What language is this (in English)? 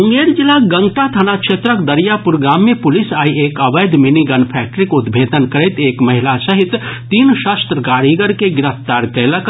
Maithili